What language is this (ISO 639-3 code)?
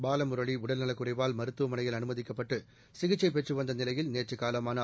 tam